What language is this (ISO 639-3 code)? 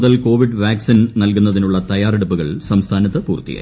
mal